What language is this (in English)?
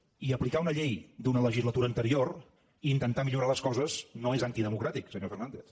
Catalan